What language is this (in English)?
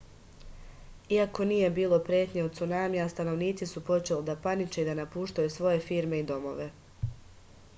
Serbian